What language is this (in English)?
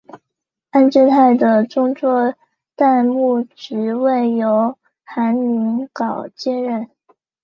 Chinese